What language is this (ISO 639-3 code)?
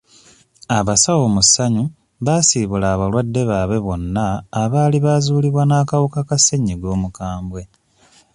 lug